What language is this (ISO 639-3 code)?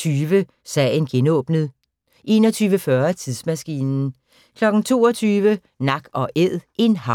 dan